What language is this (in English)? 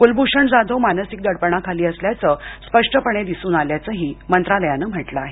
Marathi